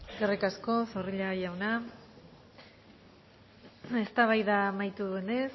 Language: Basque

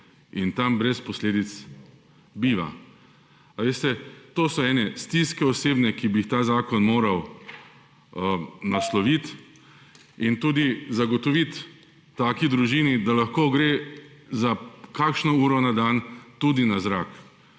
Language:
Slovenian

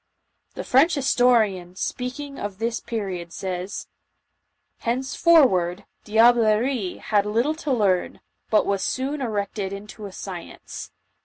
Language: English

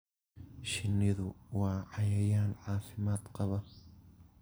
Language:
Somali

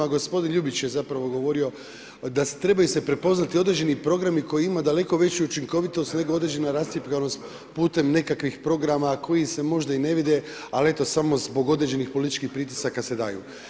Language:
Croatian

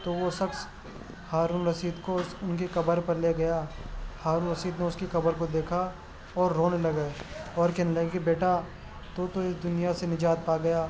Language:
Urdu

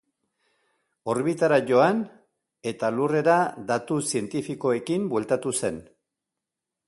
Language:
Basque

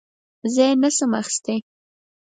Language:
Pashto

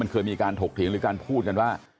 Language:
Thai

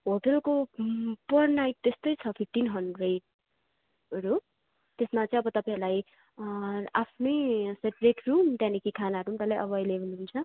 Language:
Nepali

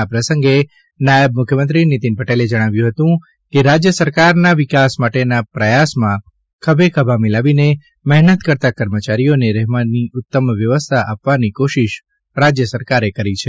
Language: Gujarati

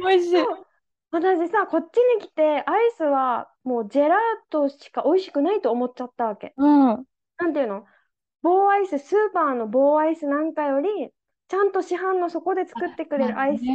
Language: Japanese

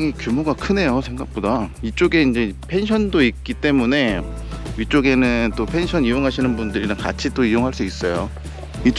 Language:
Korean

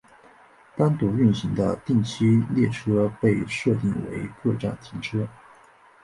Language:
Chinese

